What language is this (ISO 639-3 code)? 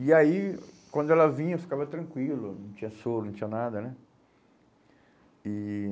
por